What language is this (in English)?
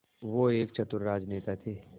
Hindi